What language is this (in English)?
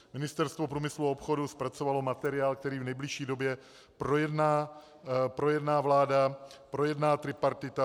Czech